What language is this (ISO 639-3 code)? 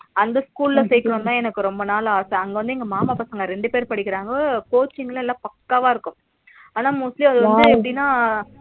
tam